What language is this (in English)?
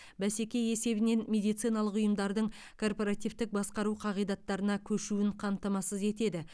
Kazakh